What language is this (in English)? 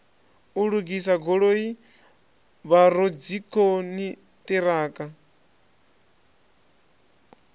Venda